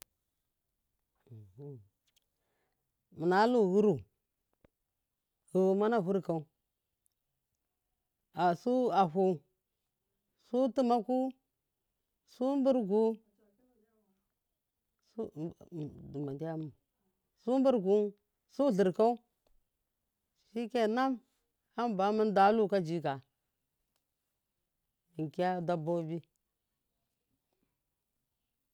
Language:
Miya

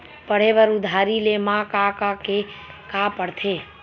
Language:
Chhattisgarhi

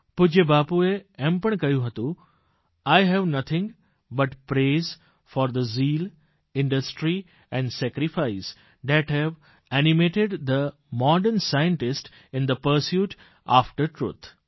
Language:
Gujarati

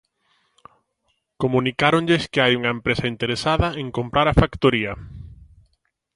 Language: Galician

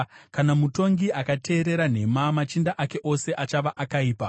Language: Shona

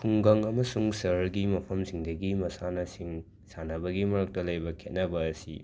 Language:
Manipuri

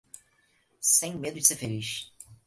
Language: Portuguese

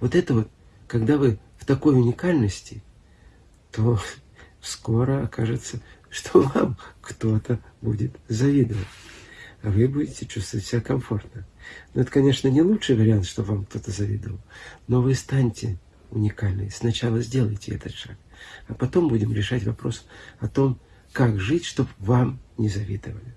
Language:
Russian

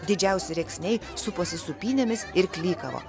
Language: Lithuanian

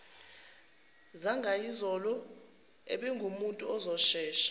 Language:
Zulu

